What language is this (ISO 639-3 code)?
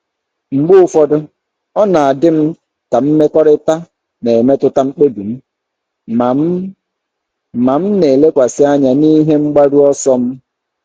ibo